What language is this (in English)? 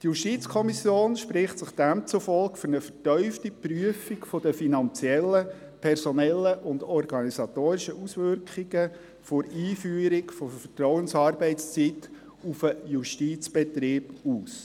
Swiss German